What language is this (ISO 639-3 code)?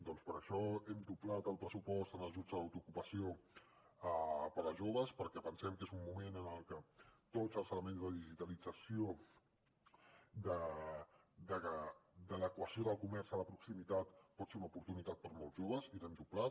cat